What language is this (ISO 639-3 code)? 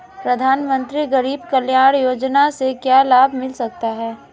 hin